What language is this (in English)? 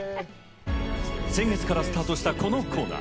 Japanese